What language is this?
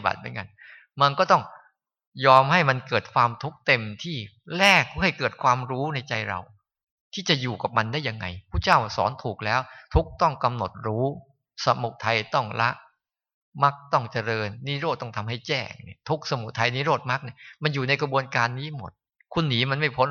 Thai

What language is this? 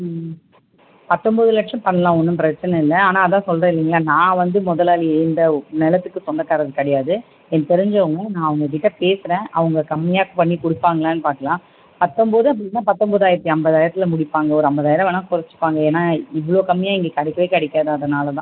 Tamil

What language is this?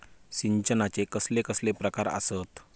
Marathi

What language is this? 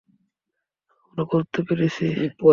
Bangla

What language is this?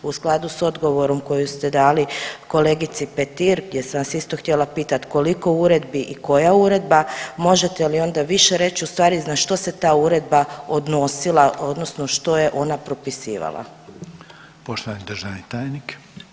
Croatian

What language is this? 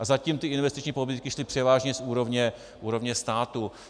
Czech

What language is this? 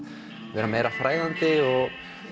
Icelandic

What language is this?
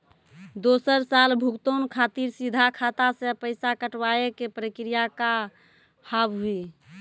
Maithili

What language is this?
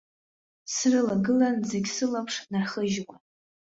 Abkhazian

